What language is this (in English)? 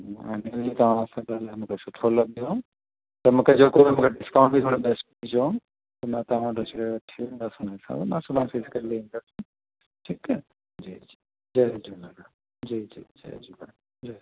Sindhi